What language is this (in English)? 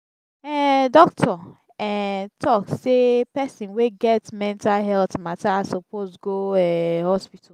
Nigerian Pidgin